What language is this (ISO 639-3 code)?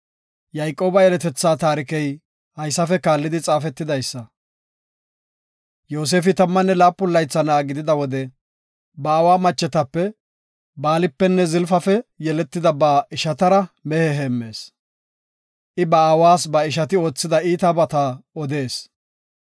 gof